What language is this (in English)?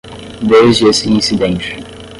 Portuguese